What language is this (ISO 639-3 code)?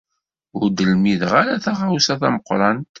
kab